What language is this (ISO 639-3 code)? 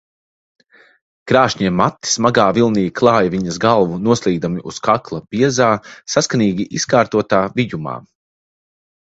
lav